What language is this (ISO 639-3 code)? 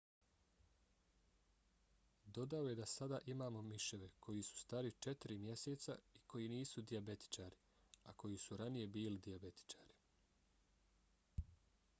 bos